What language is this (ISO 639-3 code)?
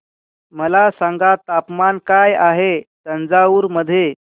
mar